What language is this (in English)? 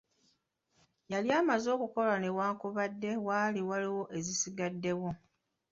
Ganda